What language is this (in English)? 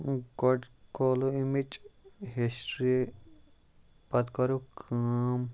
Kashmiri